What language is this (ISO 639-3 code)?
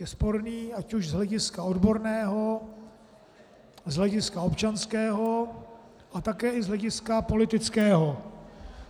ces